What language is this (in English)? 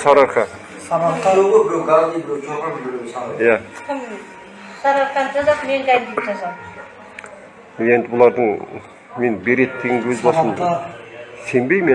Turkish